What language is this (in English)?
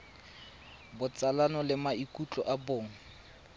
Tswana